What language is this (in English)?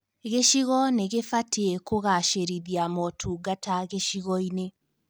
Kikuyu